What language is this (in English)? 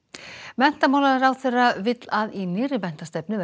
Icelandic